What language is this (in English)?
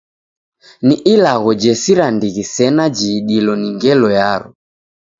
Taita